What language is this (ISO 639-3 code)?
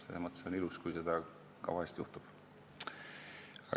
est